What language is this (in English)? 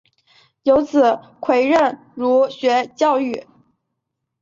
Chinese